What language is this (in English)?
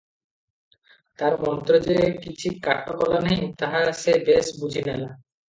Odia